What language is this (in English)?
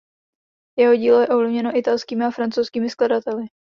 Czech